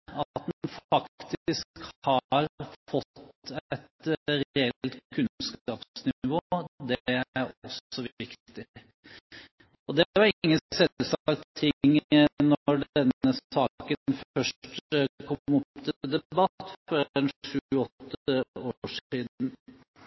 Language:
Norwegian Bokmål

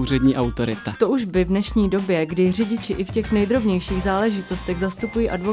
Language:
Czech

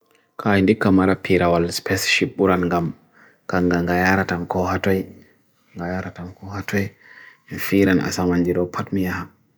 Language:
Bagirmi Fulfulde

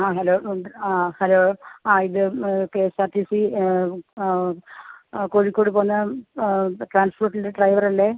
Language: Malayalam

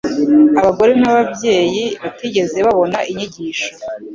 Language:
Kinyarwanda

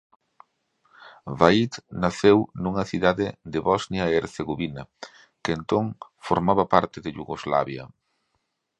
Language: Galician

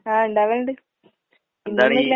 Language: Malayalam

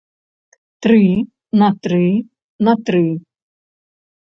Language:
Belarusian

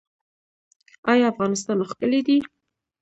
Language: Pashto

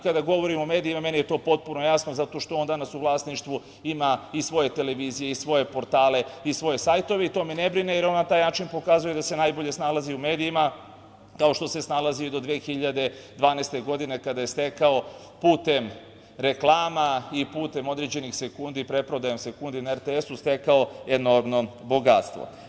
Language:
Serbian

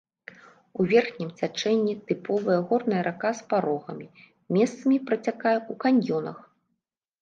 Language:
Belarusian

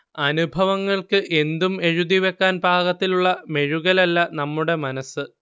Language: Malayalam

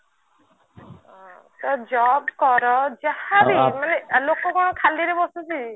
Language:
Odia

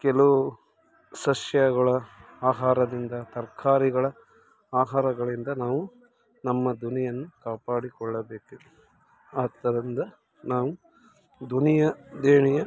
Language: Kannada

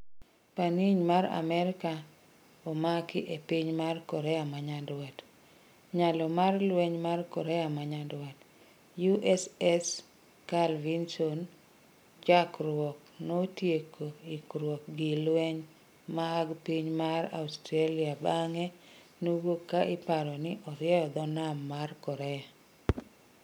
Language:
Luo (Kenya and Tanzania)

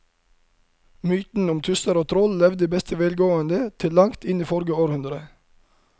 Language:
Norwegian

